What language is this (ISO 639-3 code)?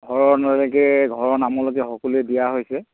asm